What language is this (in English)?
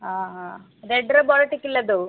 Odia